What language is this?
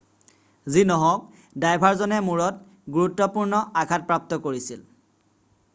Assamese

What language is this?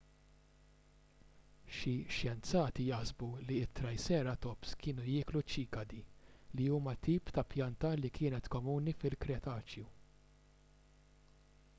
Maltese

